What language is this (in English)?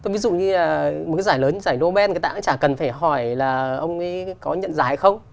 Vietnamese